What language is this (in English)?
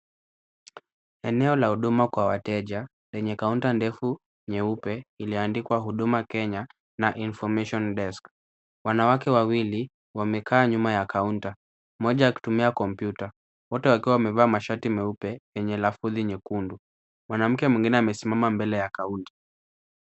Swahili